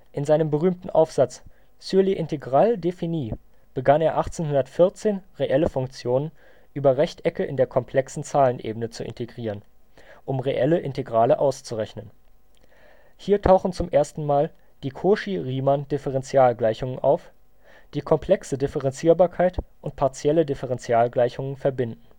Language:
German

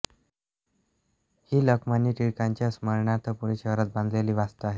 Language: Marathi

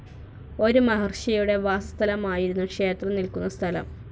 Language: Malayalam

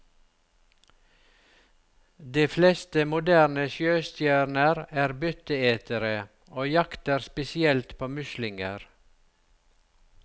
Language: Norwegian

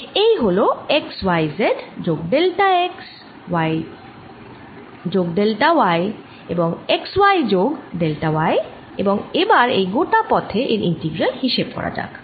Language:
Bangla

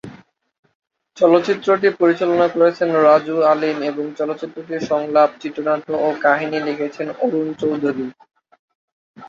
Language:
Bangla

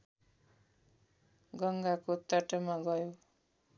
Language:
Nepali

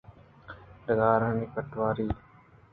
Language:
Eastern Balochi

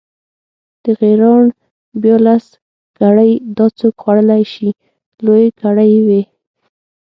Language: Pashto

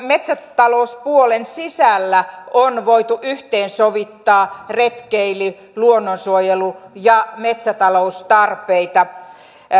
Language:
Finnish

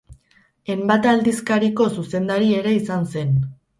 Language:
Basque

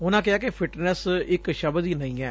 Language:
Punjabi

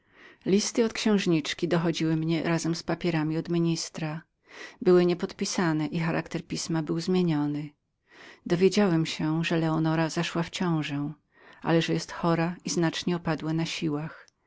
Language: Polish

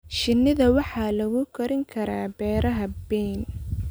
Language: Somali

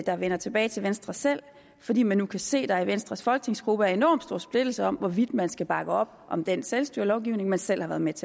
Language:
Danish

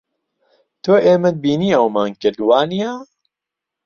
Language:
Central Kurdish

